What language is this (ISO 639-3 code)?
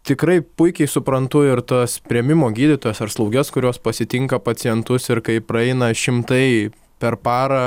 lit